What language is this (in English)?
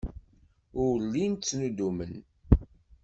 Kabyle